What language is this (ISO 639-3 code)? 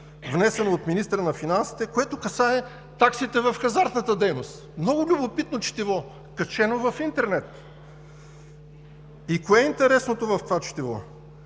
bul